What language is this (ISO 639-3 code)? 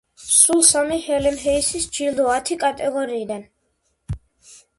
kat